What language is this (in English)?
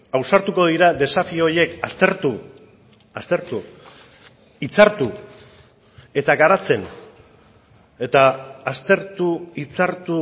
Basque